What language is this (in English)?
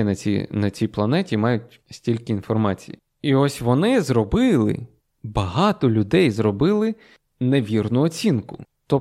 Ukrainian